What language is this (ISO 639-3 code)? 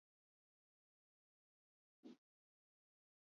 eus